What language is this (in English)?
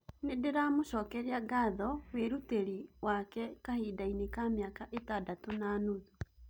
Kikuyu